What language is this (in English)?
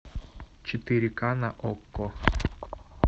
Russian